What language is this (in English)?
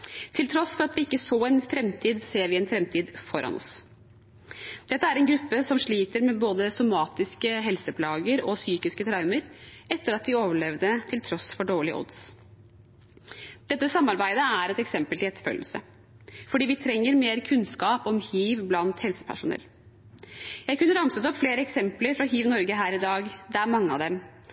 Norwegian Bokmål